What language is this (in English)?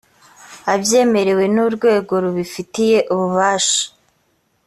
Kinyarwanda